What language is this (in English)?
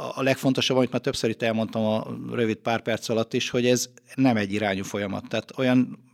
Hungarian